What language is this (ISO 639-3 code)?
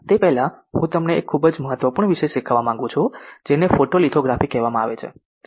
guj